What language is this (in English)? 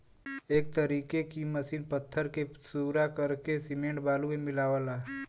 Bhojpuri